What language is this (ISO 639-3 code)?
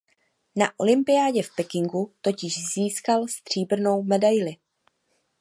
ces